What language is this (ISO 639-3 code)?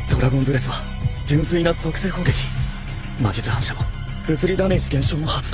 jpn